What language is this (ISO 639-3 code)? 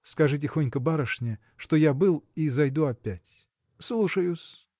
rus